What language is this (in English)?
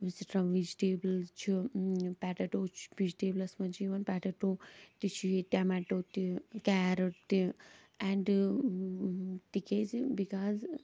Kashmiri